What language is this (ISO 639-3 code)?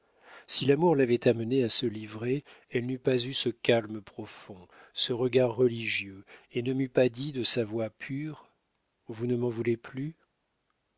fra